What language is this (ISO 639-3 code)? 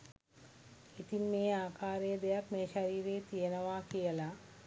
sin